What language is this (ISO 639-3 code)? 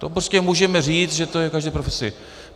ces